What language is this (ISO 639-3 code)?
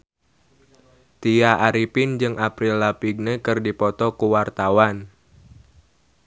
sun